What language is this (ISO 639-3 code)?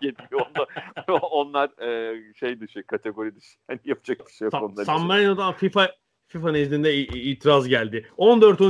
tur